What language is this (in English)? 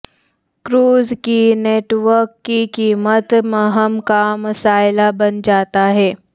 Urdu